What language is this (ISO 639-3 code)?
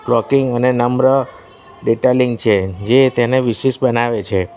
guj